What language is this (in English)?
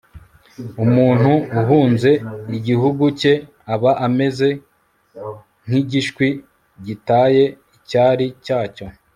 Kinyarwanda